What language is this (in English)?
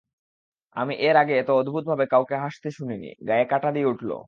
Bangla